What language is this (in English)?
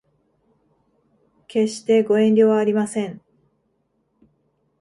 Japanese